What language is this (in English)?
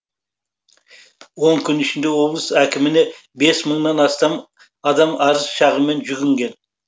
Kazakh